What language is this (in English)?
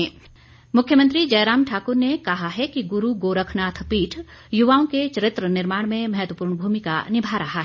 Hindi